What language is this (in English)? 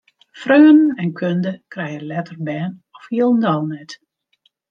Western Frisian